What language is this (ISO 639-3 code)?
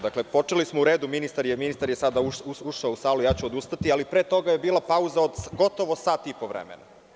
srp